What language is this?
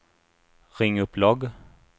Swedish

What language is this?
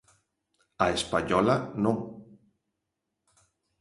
Galician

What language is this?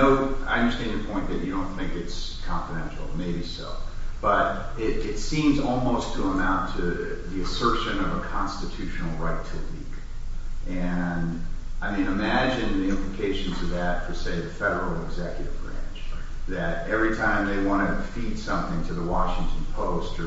English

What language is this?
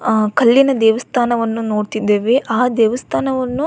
Kannada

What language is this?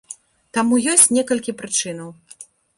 Belarusian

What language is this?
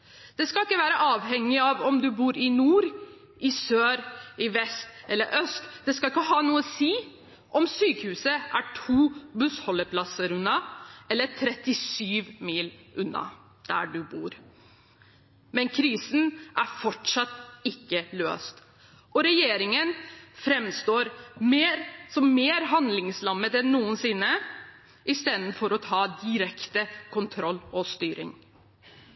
Norwegian Bokmål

